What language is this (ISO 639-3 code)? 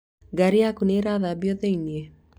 kik